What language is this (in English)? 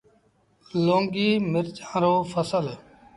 Sindhi Bhil